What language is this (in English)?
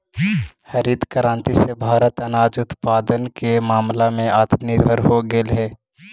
Magahi